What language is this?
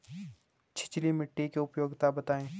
Hindi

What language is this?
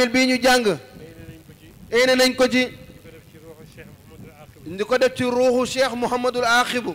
French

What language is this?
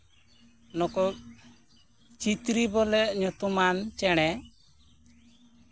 Santali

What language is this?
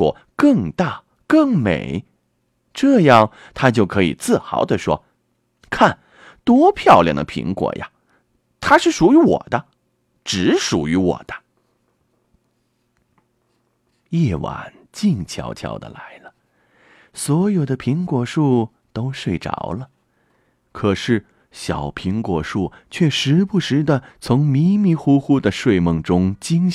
Chinese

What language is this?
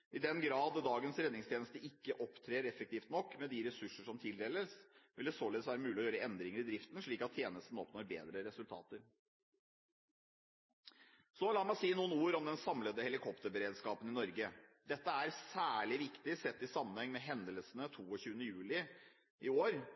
Norwegian Bokmål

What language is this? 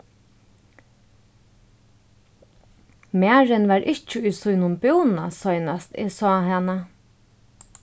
Faroese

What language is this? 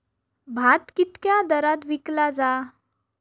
Marathi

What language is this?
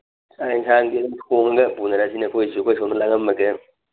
Manipuri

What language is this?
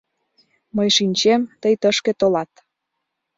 Mari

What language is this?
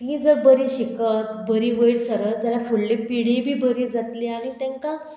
Konkani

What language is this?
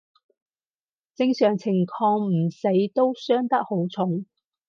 Cantonese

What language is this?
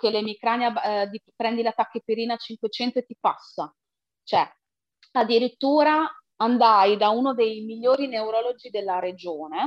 Italian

